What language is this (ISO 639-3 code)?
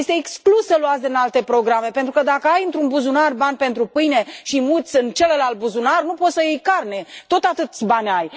ron